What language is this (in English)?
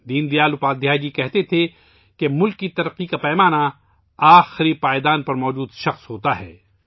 Urdu